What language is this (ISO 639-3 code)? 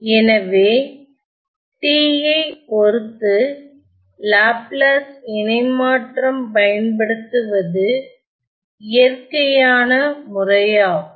tam